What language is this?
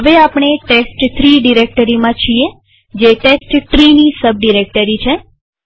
Gujarati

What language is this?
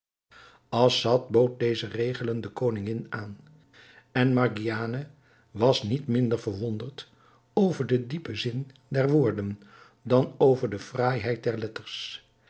Dutch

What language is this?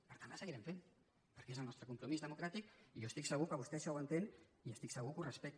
Catalan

